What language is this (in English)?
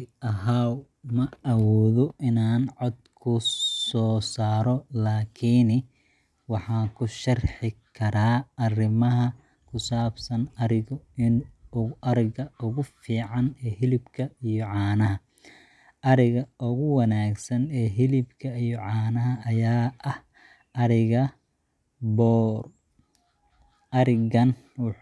Somali